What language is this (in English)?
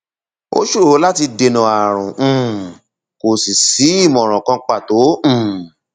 Yoruba